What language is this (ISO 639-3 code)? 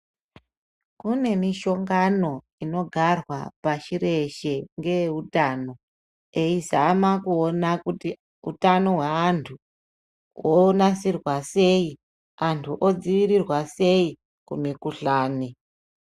ndc